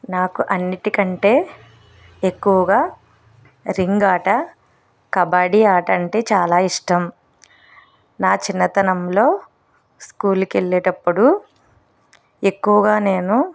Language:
Telugu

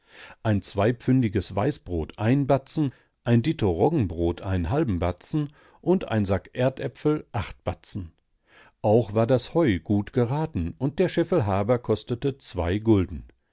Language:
German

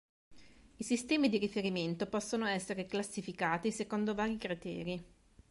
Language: Italian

